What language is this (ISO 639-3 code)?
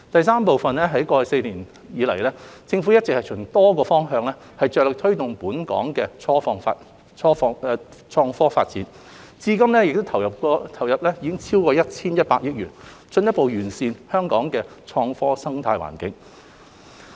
yue